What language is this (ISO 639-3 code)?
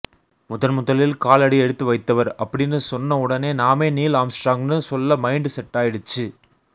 tam